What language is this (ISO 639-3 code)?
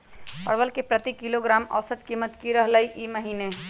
mag